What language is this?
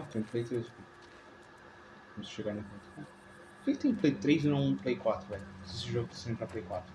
Portuguese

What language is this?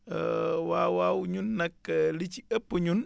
Wolof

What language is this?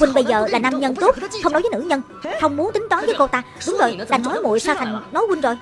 Vietnamese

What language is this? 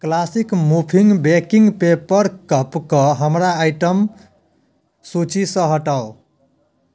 Maithili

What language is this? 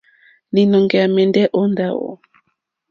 Mokpwe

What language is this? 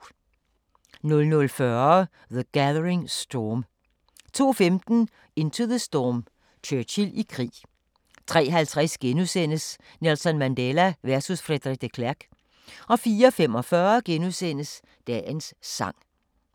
Danish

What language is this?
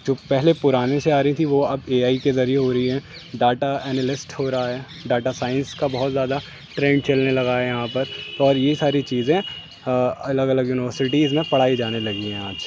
Urdu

